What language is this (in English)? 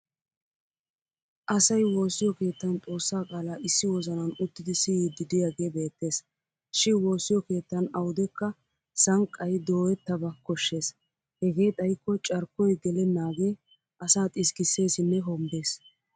Wolaytta